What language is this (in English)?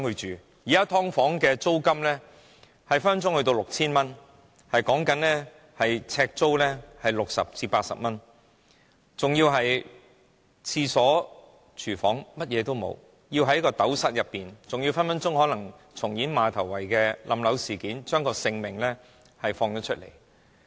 Cantonese